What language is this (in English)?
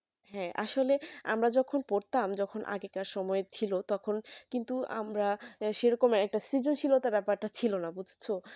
Bangla